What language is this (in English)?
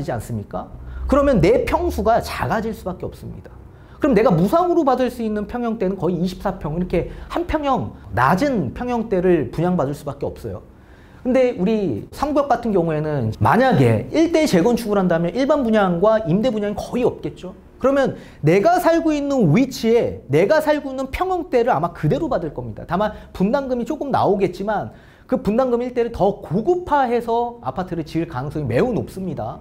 Korean